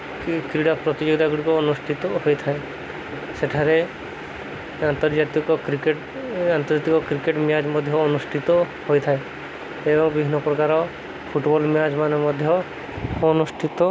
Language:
Odia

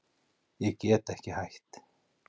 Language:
Icelandic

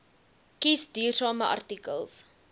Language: Afrikaans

